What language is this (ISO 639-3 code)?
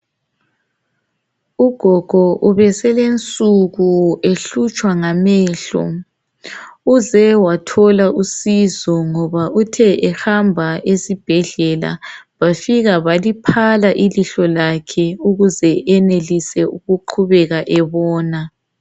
nde